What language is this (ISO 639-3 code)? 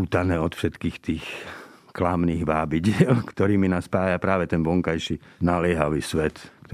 slk